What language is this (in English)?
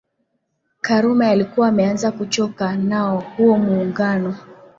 Swahili